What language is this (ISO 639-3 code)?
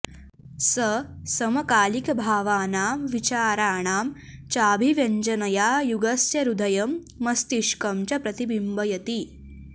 san